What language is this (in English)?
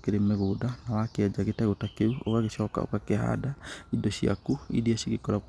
Kikuyu